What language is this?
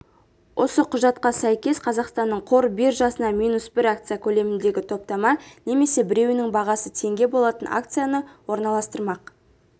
Kazakh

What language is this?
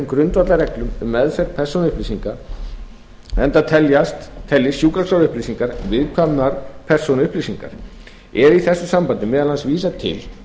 Icelandic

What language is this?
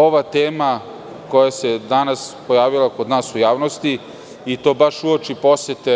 Serbian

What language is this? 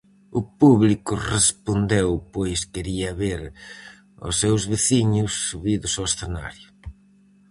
Galician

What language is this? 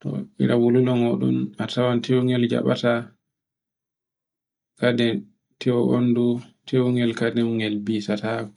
Borgu Fulfulde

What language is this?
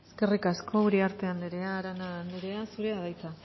Basque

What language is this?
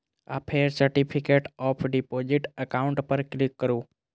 Maithili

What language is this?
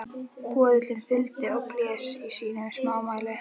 Icelandic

